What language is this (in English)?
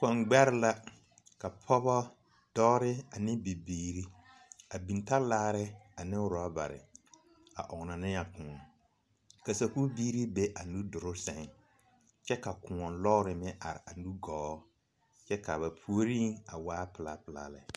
Southern Dagaare